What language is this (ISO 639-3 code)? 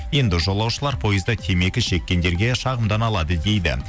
kaz